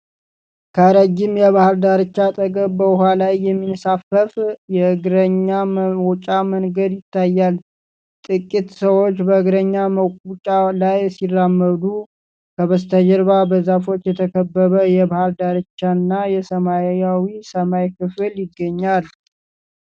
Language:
Amharic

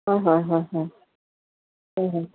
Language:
Assamese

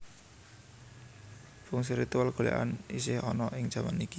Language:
Javanese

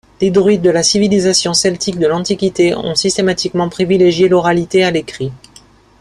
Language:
French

